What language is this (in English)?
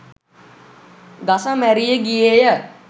Sinhala